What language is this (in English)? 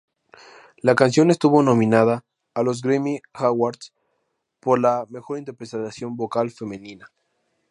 Spanish